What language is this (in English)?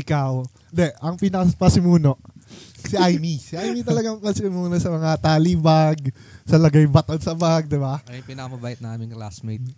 Filipino